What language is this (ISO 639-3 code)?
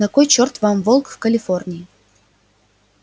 rus